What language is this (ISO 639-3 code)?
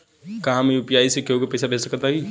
bho